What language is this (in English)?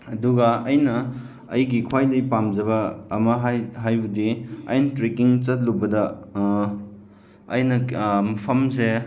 Manipuri